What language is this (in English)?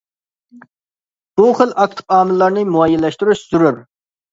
Uyghur